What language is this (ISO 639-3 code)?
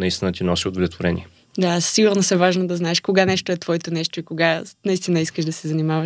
bul